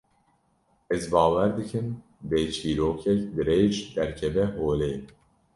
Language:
Kurdish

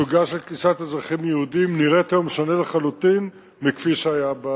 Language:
Hebrew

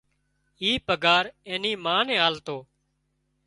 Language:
Wadiyara Koli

